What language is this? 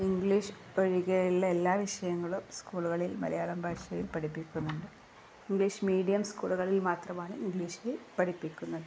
Malayalam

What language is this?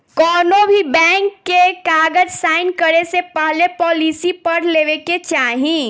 Bhojpuri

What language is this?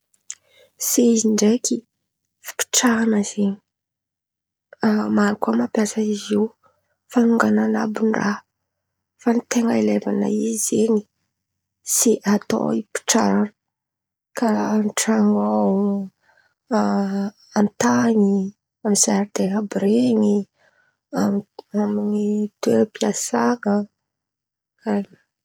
Antankarana Malagasy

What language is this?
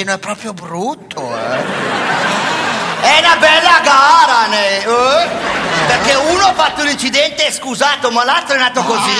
Italian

